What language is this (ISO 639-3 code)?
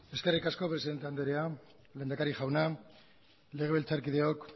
eus